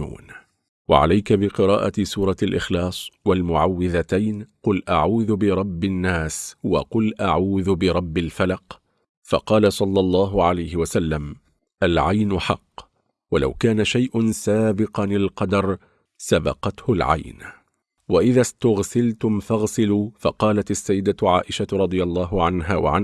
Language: Arabic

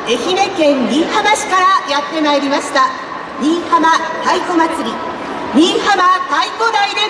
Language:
Japanese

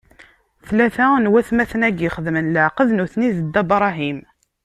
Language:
Kabyle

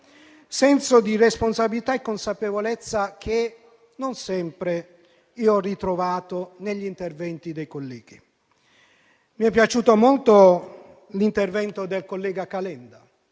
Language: Italian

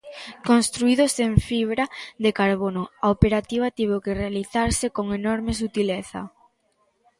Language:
Galician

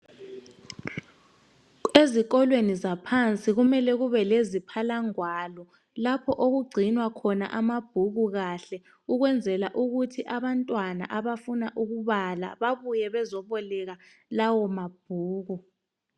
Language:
North Ndebele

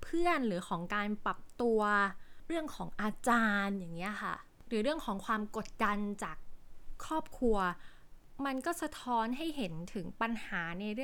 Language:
Thai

